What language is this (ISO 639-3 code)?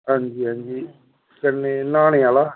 doi